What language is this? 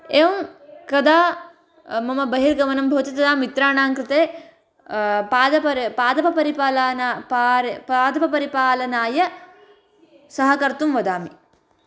Sanskrit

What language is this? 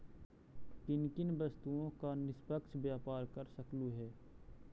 Magahi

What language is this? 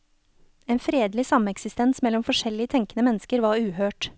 Norwegian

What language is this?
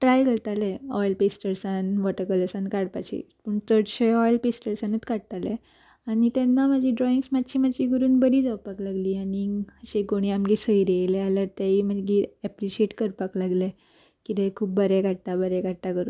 Konkani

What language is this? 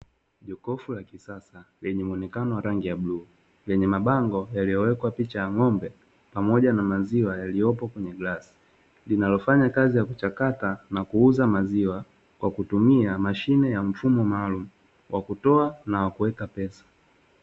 Swahili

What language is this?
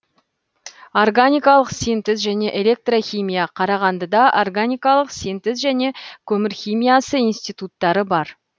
Kazakh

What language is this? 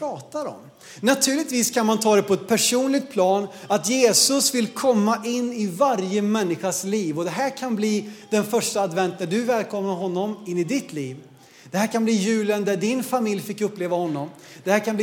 Swedish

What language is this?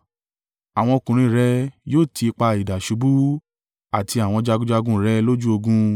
Yoruba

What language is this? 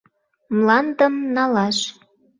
Mari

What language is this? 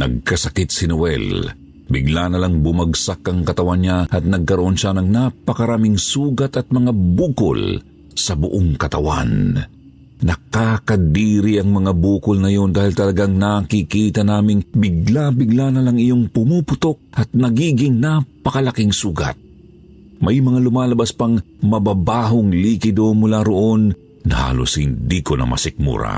Filipino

